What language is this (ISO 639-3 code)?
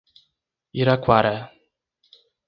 por